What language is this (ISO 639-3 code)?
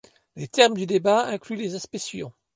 fra